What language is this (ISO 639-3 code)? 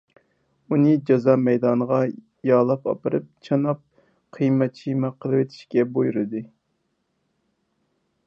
uig